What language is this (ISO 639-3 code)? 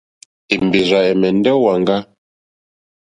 bri